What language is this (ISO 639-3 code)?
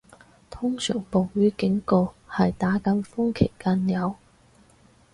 yue